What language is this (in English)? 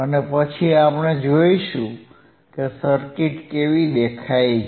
Gujarati